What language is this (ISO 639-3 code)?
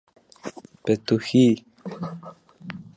lav